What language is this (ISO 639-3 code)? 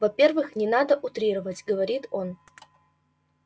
rus